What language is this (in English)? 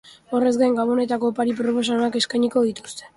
Basque